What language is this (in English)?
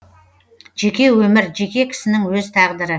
Kazakh